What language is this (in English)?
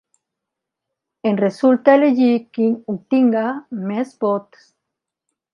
Catalan